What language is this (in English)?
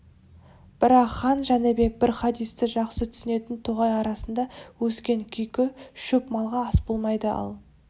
Kazakh